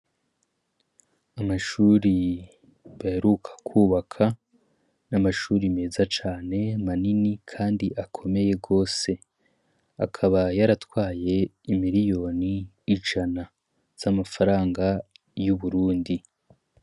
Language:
Rundi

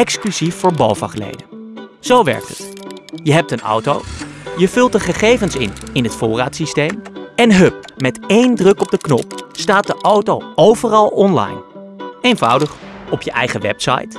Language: Dutch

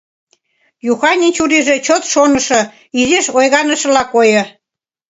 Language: Mari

